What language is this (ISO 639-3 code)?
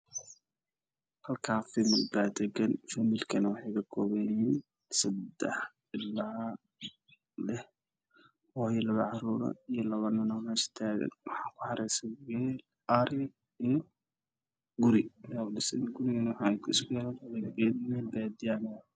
som